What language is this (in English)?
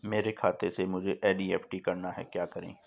Hindi